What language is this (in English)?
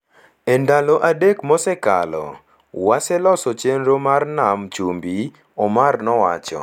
Luo (Kenya and Tanzania)